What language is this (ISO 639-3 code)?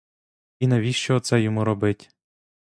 ukr